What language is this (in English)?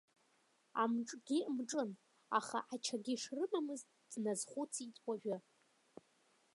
Abkhazian